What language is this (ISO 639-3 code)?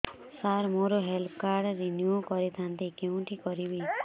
ori